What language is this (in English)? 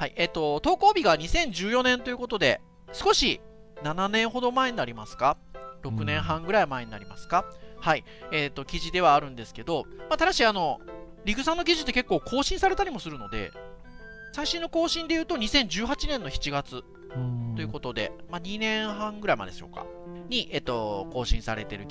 Japanese